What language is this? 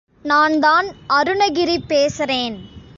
Tamil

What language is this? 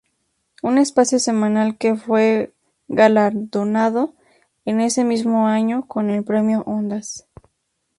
Spanish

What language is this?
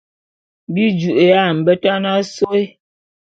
Bulu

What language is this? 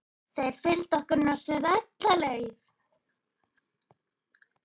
Icelandic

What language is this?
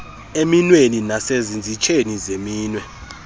Xhosa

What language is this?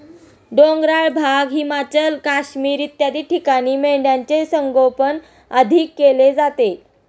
Marathi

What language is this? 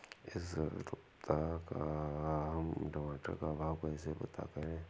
Hindi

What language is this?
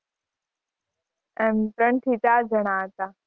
Gujarati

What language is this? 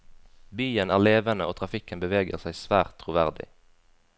Norwegian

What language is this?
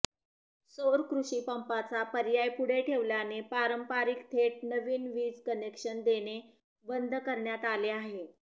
Marathi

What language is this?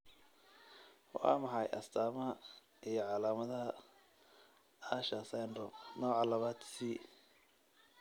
Somali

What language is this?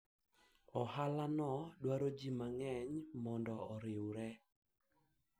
Luo (Kenya and Tanzania)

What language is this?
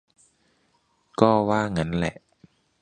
Thai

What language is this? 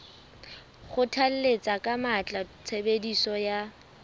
Southern Sotho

